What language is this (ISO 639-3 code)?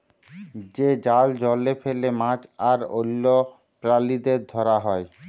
ben